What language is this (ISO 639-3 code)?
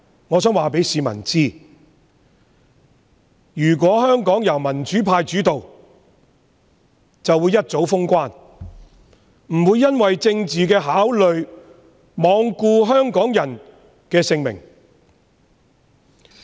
yue